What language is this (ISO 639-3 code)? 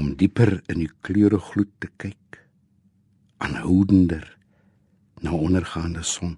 nld